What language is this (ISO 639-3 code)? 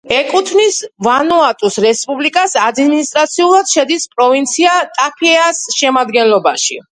kat